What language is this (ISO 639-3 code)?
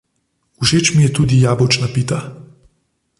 slv